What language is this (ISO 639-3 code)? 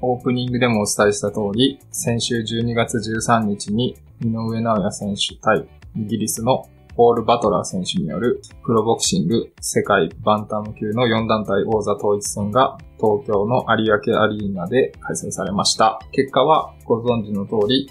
jpn